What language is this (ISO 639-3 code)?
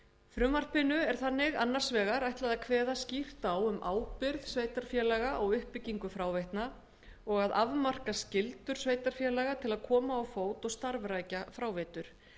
isl